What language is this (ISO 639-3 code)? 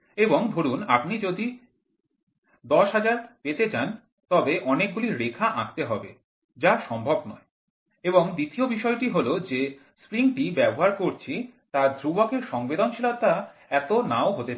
ben